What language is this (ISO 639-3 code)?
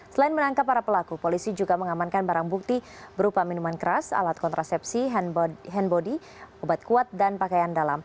ind